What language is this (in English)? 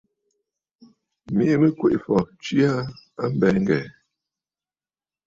Bafut